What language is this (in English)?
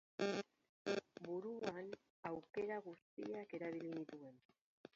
Basque